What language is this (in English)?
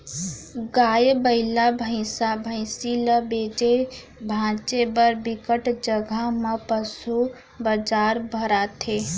Chhattisgarhi